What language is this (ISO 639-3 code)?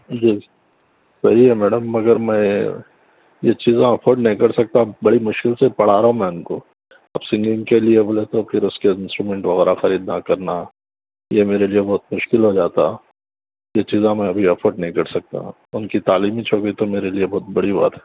urd